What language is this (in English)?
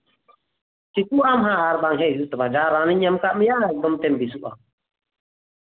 Santali